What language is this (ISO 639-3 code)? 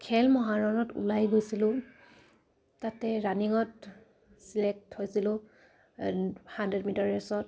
asm